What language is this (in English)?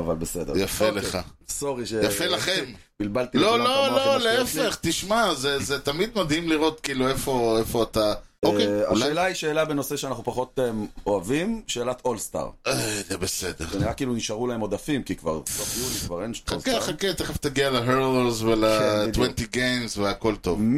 Hebrew